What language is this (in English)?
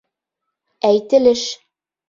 Bashkir